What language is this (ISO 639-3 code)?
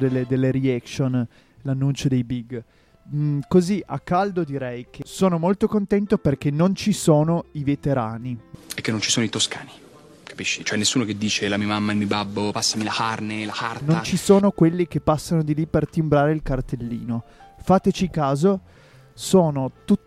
ita